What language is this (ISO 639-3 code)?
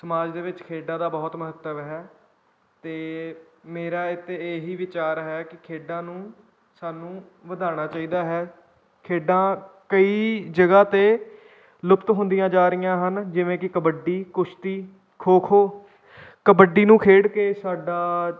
pan